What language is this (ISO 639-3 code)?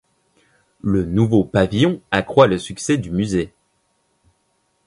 fra